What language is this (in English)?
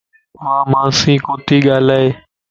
Lasi